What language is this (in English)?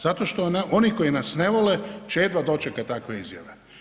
Croatian